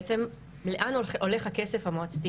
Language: Hebrew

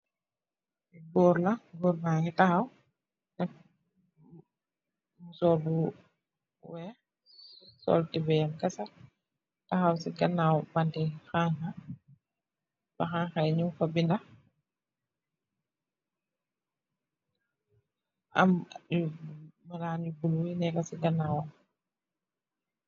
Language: Wolof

